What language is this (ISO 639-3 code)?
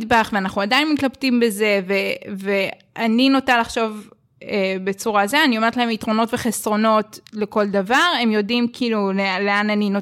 heb